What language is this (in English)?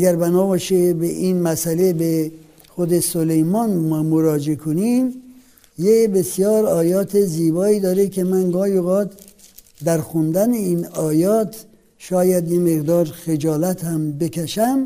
Persian